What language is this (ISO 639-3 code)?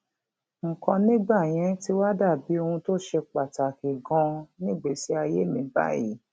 yor